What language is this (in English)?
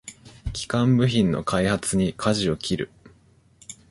Japanese